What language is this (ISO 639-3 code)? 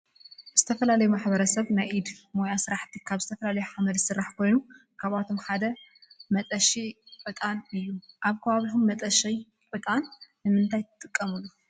tir